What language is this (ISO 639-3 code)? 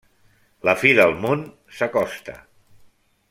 cat